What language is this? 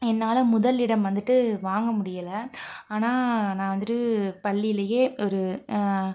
Tamil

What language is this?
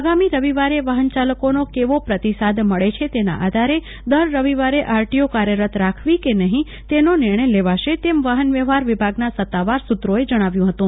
Gujarati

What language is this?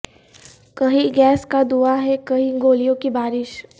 Urdu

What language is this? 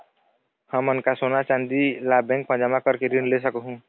Chhattisgarhi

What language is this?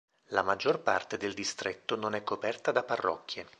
Italian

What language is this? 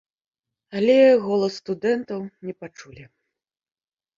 Belarusian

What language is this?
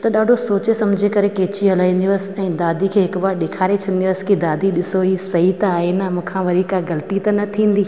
Sindhi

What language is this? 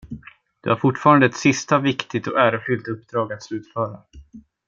Swedish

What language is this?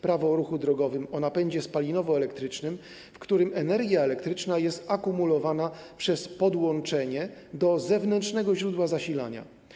Polish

